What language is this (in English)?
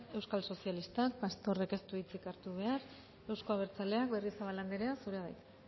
Basque